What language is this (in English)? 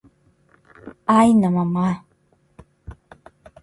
Guarani